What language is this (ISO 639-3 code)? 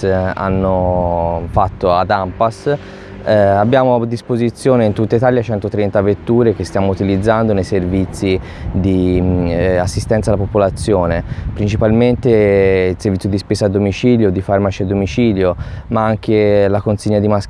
ita